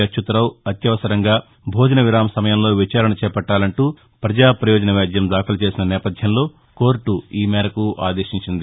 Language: Telugu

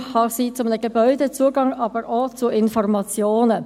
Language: Swiss German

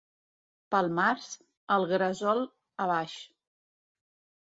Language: Catalan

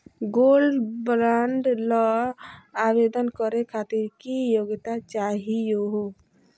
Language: Magahi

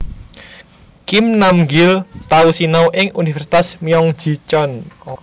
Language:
Javanese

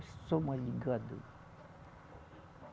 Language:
Portuguese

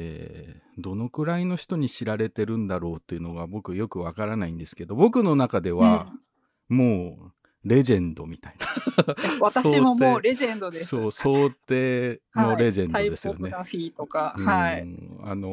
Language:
Japanese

